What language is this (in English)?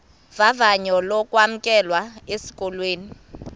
Xhosa